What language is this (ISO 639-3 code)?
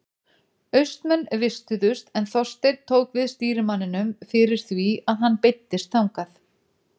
isl